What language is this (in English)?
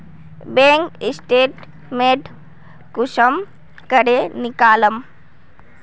Magahi